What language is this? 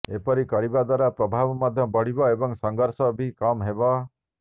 Odia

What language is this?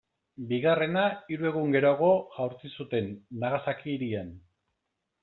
Basque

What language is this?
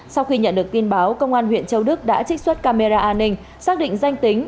Vietnamese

